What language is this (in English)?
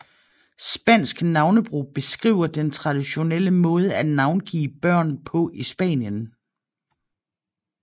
Danish